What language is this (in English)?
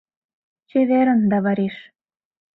Mari